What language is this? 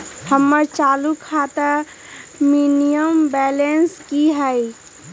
Magahi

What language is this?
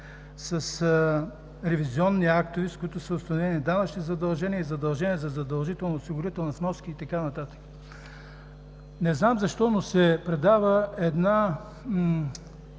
Bulgarian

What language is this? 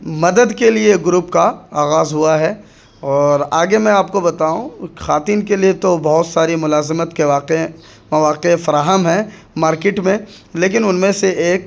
Urdu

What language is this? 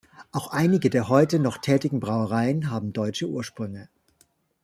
German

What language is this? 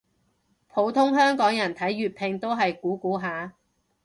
Cantonese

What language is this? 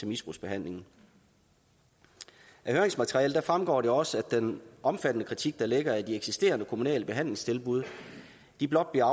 Danish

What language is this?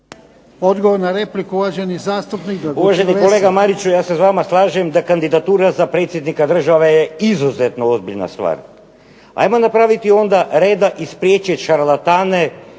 Croatian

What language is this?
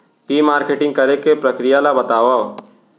Chhattisgarhi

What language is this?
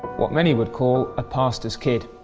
English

